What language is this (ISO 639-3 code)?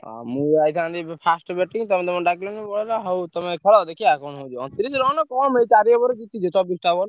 ori